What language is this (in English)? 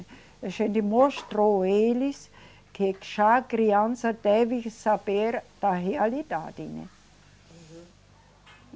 Portuguese